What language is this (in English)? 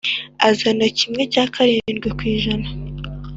Kinyarwanda